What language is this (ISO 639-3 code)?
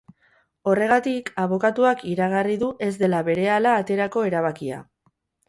eus